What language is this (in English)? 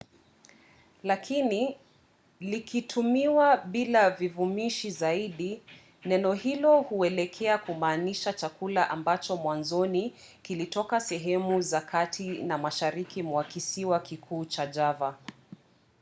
Swahili